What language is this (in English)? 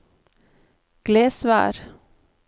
Norwegian